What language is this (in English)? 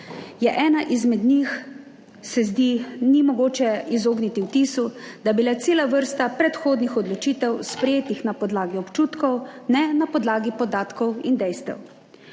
Slovenian